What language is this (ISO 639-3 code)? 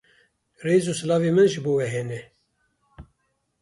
kur